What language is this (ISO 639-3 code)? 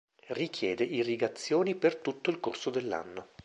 ita